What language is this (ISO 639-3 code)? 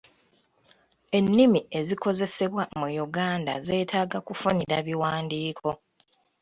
lug